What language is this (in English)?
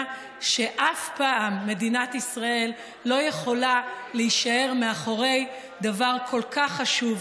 Hebrew